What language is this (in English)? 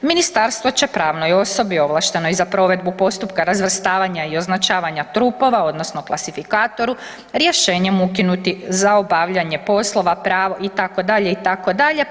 Croatian